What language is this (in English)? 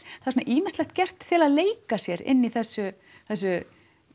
Icelandic